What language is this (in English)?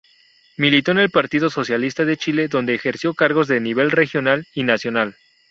Spanish